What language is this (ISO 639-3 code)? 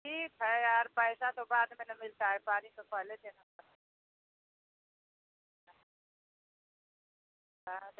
hin